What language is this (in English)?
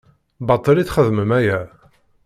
Kabyle